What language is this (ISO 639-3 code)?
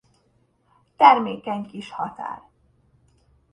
hun